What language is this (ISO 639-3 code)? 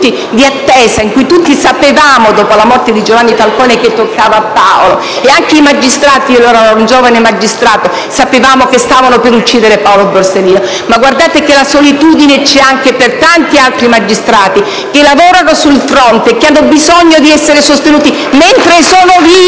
ita